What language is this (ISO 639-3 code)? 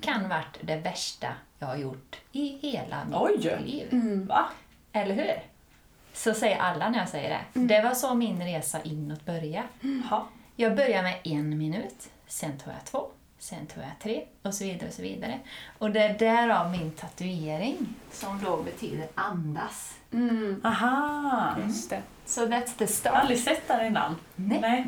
swe